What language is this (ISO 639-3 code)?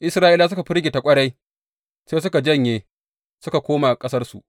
hau